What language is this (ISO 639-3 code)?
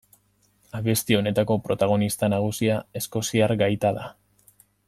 eus